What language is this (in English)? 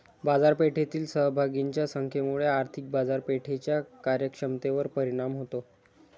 Marathi